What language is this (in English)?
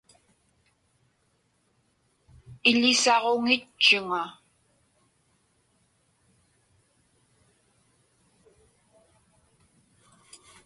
Inupiaq